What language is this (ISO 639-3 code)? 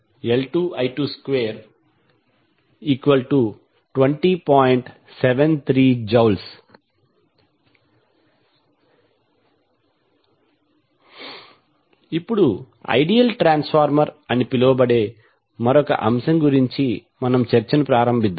tel